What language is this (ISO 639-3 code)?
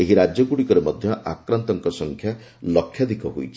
ori